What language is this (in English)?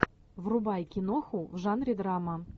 Russian